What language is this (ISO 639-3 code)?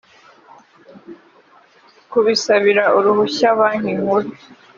kin